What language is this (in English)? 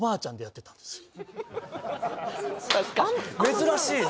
Japanese